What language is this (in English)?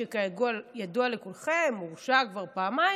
Hebrew